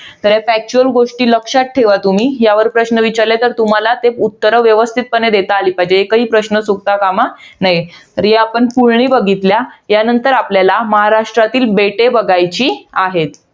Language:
Marathi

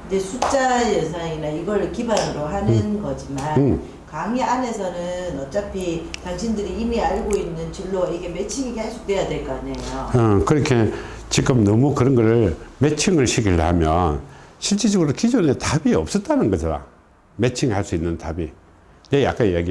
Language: Korean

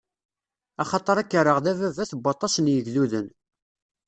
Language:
Kabyle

